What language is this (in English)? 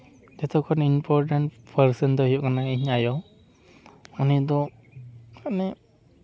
Santali